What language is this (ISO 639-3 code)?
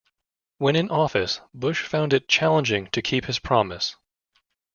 eng